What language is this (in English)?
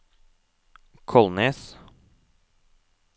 Norwegian